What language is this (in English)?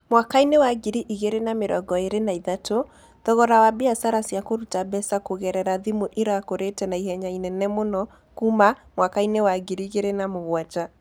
Kikuyu